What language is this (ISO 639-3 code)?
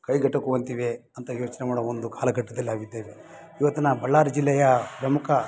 kan